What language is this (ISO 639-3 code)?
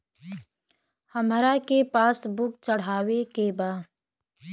bho